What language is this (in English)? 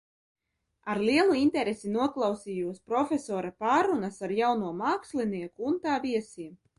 Latvian